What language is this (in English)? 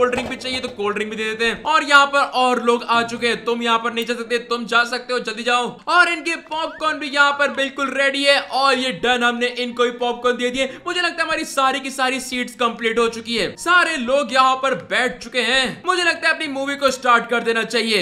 Hindi